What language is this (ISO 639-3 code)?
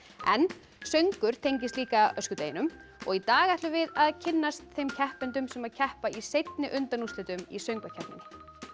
isl